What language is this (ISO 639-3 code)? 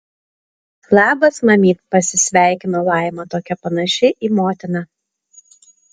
lit